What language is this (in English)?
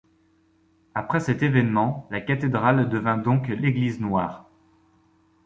French